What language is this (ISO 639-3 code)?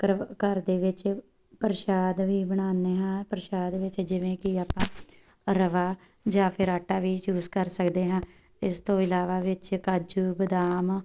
pan